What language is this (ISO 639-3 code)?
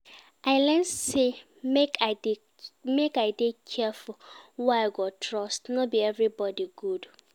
pcm